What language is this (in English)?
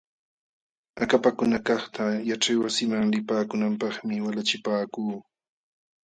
Jauja Wanca Quechua